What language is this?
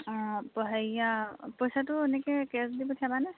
Assamese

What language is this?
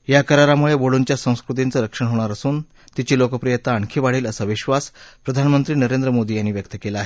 Marathi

